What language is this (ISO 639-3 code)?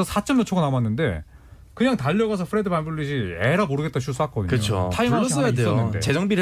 kor